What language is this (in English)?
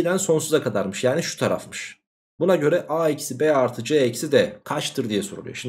Turkish